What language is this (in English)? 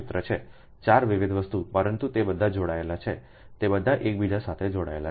Gujarati